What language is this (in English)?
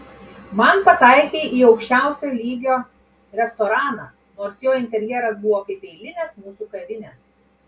Lithuanian